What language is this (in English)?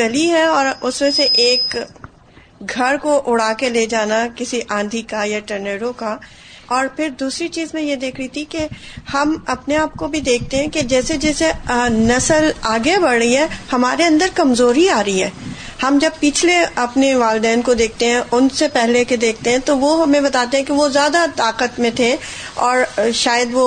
Urdu